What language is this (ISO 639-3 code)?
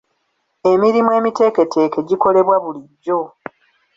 lug